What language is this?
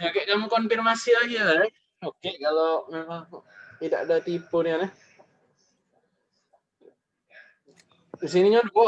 Indonesian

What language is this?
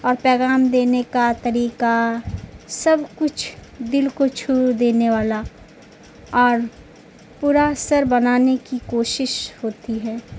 Urdu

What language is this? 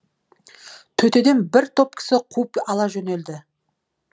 Kazakh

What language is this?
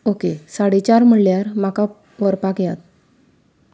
Konkani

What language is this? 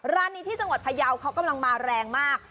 Thai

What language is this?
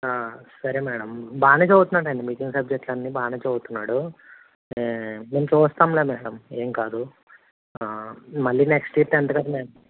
Telugu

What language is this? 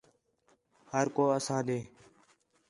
Khetrani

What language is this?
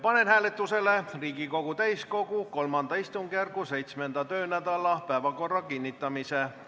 Estonian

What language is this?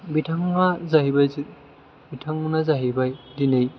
Bodo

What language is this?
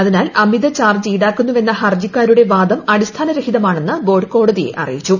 Malayalam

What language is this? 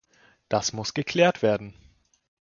German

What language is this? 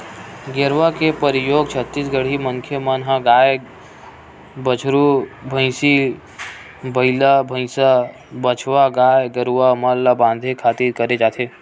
Chhattisgarhi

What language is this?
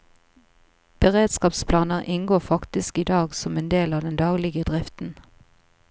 Norwegian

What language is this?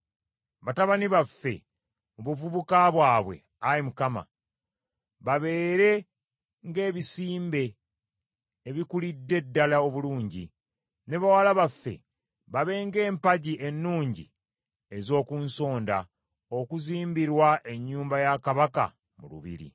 Ganda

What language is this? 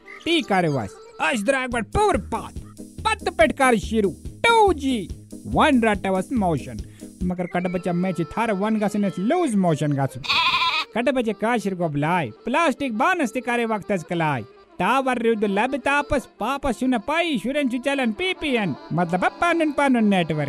Hindi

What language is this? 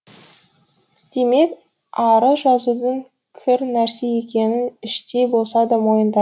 Kazakh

